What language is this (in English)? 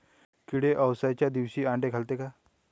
Marathi